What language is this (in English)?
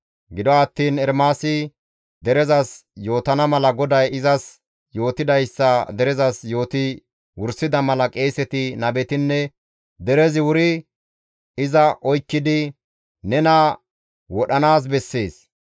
Gamo